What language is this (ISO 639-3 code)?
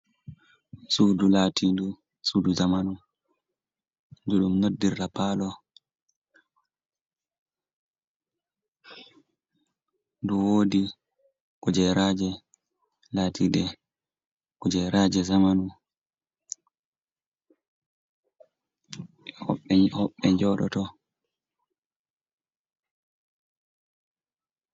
ful